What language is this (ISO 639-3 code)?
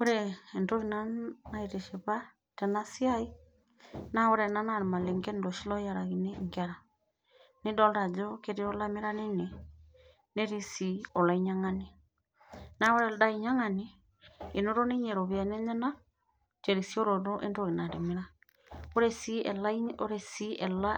mas